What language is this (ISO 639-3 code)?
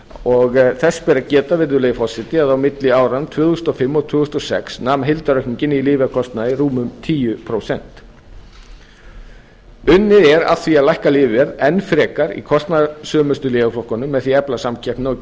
isl